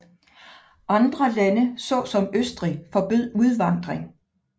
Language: Danish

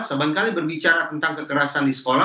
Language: Indonesian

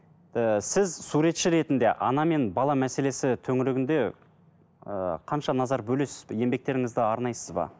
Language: Kazakh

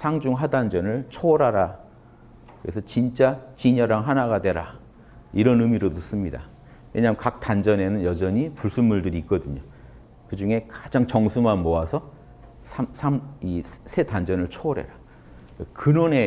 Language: Korean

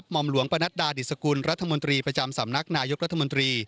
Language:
Thai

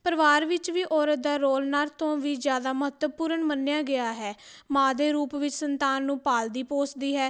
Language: Punjabi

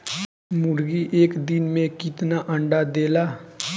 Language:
Bhojpuri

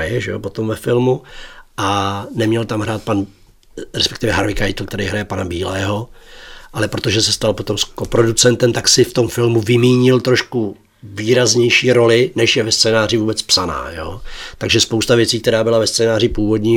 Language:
Czech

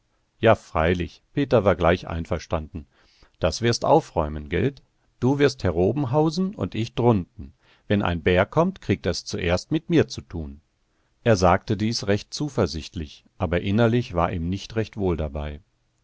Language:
German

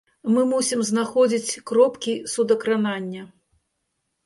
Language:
Belarusian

